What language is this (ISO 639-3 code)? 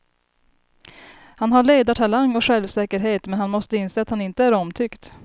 swe